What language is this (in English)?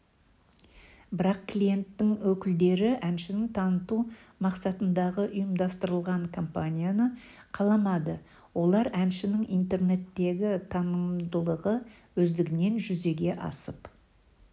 Kazakh